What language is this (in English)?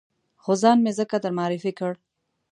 Pashto